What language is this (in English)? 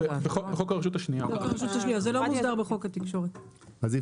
Hebrew